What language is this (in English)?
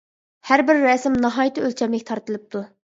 Uyghur